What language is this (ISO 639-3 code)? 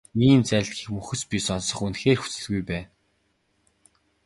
mon